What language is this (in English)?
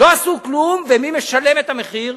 Hebrew